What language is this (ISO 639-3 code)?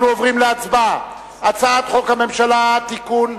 heb